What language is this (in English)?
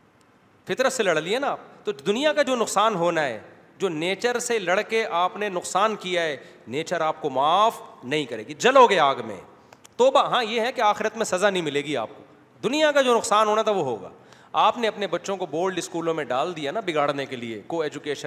Urdu